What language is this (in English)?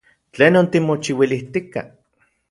Central Puebla Nahuatl